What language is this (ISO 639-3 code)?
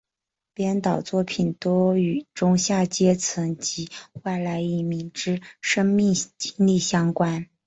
zho